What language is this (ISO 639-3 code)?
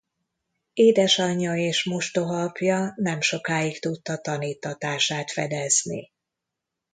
hun